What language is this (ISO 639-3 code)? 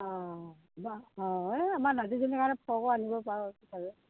asm